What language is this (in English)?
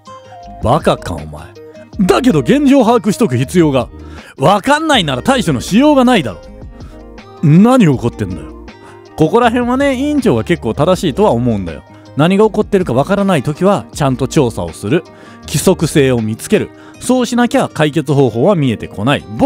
Japanese